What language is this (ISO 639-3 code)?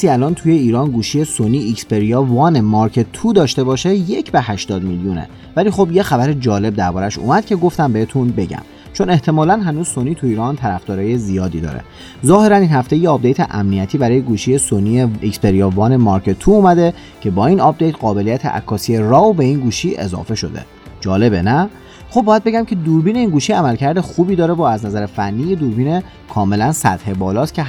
fas